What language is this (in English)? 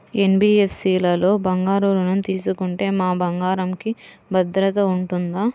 Telugu